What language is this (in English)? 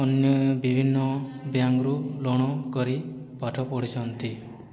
Odia